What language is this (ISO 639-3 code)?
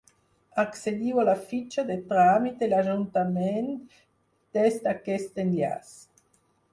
cat